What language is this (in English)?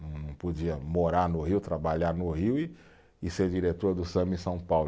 Portuguese